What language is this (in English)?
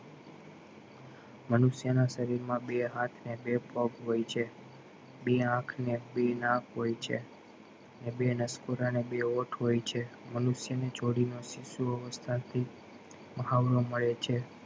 Gujarati